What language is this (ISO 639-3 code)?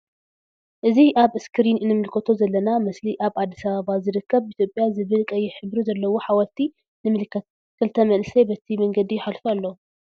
tir